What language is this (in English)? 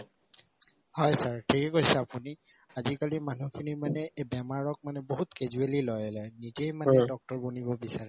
Assamese